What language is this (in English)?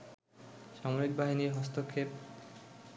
Bangla